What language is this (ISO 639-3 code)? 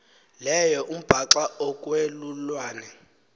xho